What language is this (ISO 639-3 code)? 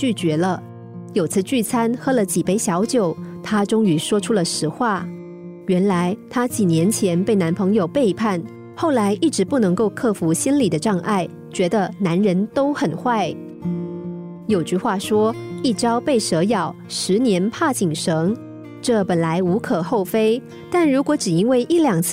zho